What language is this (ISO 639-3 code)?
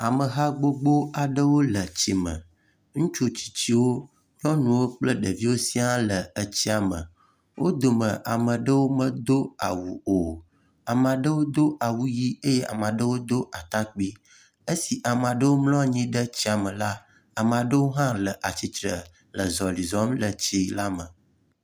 ewe